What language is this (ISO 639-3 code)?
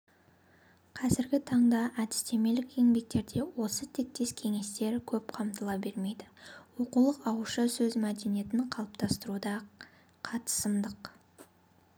kaz